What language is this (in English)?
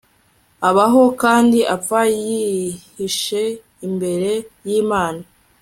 Kinyarwanda